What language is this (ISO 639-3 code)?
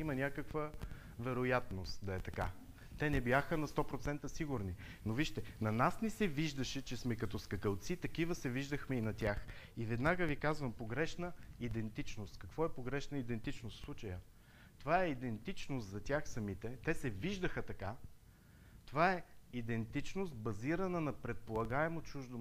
bul